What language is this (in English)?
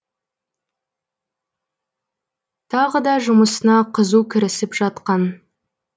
Kazakh